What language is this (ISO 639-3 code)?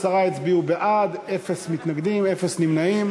heb